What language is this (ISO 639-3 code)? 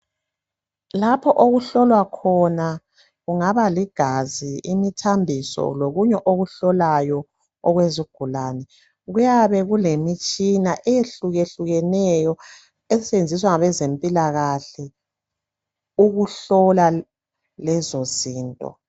nde